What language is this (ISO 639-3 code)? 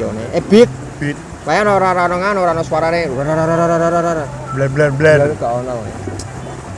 ind